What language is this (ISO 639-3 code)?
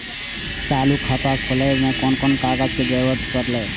mai